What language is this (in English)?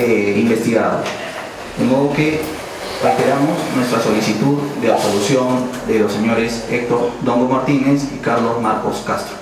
Spanish